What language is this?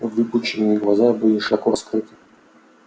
Russian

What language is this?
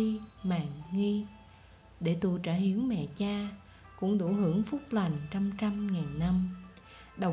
Vietnamese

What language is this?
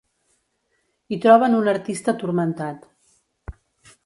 Catalan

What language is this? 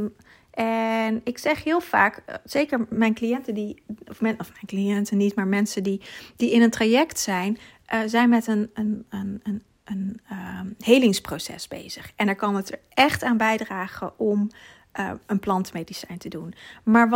Dutch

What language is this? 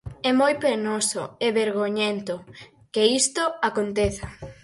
Galician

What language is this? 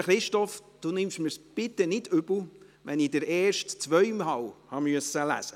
Swiss German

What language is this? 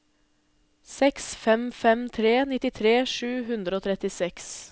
Norwegian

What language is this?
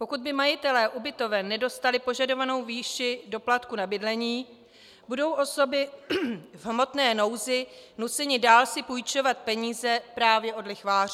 Czech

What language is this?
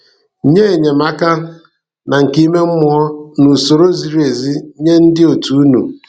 Igbo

